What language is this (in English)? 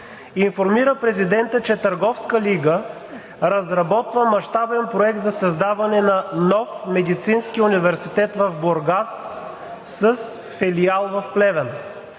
Bulgarian